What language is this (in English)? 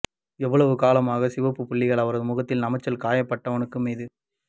Tamil